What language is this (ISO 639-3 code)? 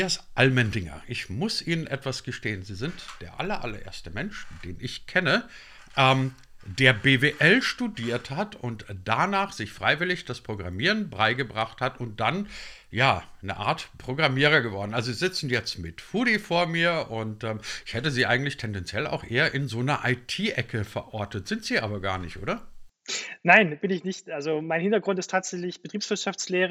deu